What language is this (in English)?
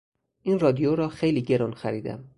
Persian